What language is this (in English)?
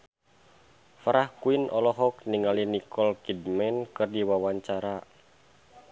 Sundanese